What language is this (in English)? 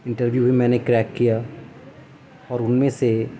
Urdu